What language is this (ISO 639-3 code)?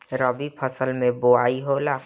bho